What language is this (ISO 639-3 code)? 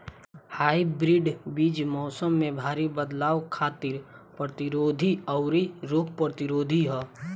bho